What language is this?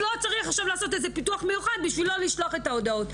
Hebrew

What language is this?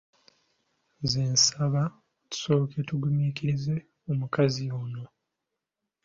Ganda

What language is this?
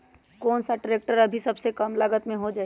Magahi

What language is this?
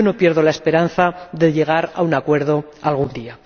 Spanish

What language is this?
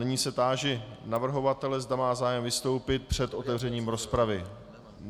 Czech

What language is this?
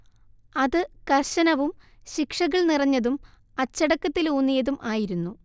Malayalam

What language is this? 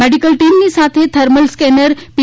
Gujarati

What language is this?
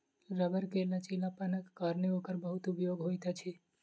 Maithili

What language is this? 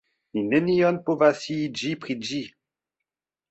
Esperanto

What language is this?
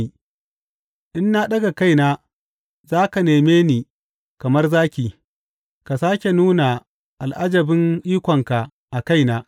Hausa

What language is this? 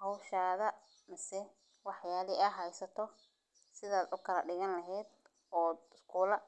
Somali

